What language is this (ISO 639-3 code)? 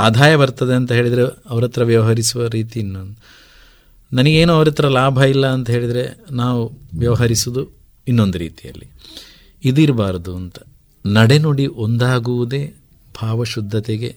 kan